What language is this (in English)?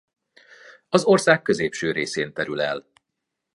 Hungarian